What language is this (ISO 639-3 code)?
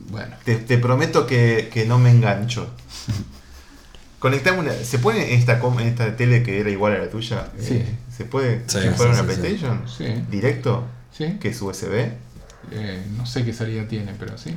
spa